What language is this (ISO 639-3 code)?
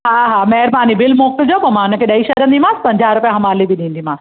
snd